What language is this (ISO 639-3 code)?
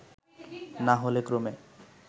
ben